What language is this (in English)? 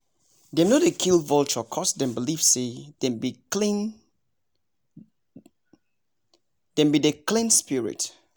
Nigerian Pidgin